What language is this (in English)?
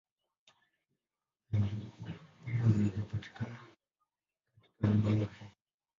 Swahili